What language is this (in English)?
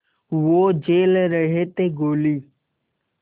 Hindi